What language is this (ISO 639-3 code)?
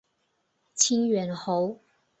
zho